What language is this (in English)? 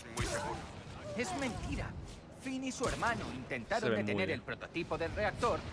Spanish